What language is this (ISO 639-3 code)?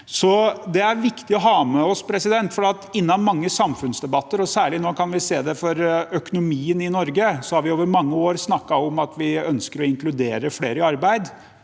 nor